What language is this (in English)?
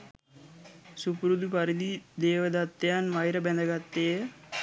Sinhala